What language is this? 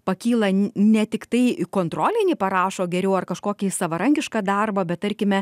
Lithuanian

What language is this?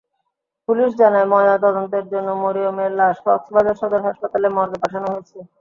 Bangla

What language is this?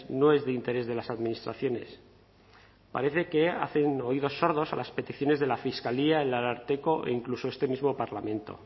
Spanish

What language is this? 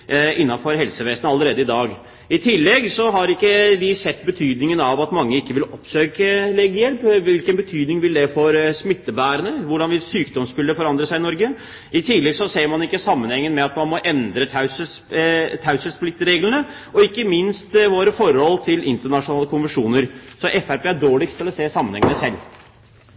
Norwegian Bokmål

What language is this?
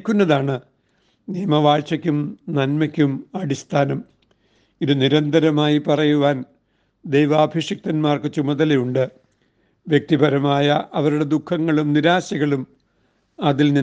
Malayalam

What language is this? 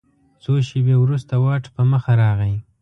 Pashto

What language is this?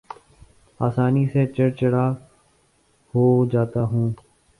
Urdu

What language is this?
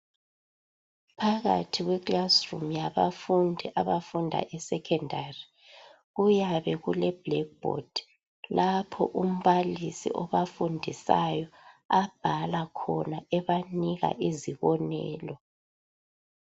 North Ndebele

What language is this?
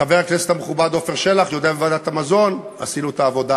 Hebrew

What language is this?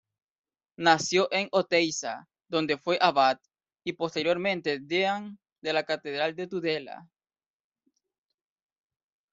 Spanish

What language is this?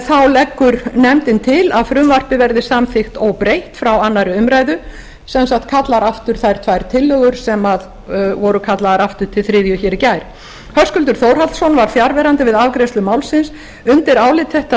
Icelandic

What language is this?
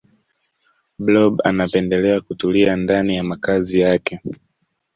Swahili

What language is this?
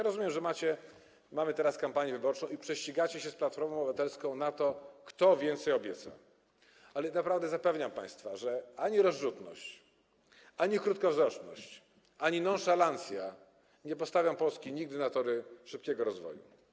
Polish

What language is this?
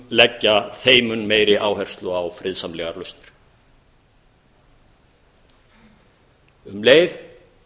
Icelandic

